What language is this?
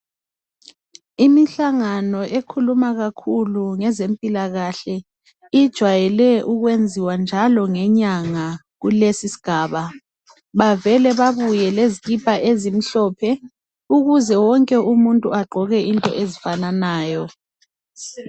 North Ndebele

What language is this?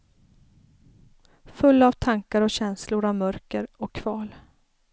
Swedish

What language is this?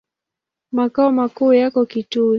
Swahili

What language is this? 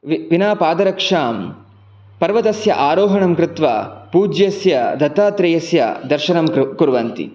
Sanskrit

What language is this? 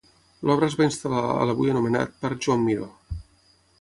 Catalan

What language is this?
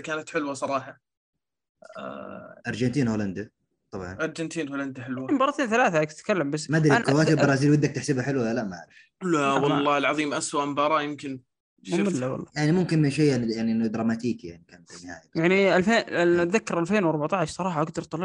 Arabic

